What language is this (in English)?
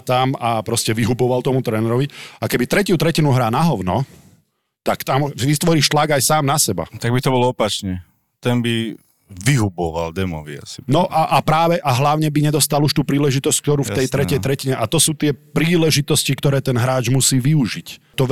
Slovak